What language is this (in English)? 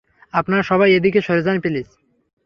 Bangla